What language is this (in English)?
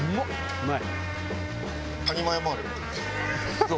Japanese